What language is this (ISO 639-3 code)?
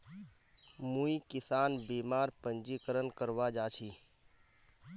mag